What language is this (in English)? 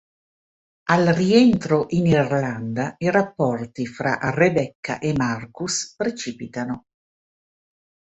Italian